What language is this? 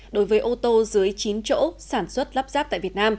Vietnamese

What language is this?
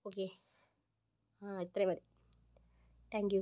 Malayalam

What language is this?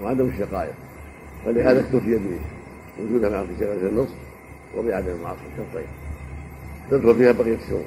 Arabic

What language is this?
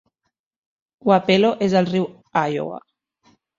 Catalan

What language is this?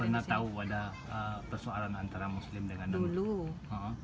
Indonesian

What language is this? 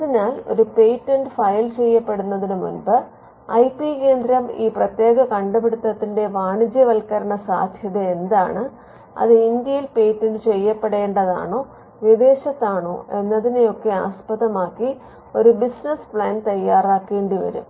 Malayalam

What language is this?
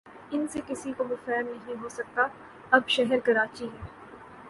Urdu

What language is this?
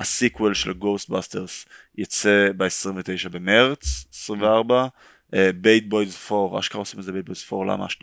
Hebrew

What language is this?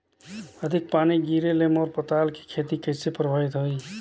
Chhattisgarhi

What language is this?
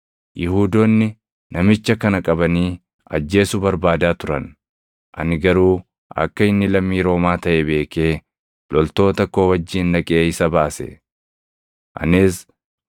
Oromo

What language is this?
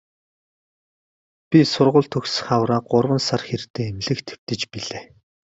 Mongolian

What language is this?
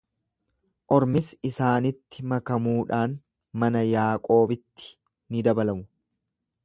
Oromo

